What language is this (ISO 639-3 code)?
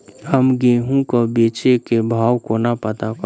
mai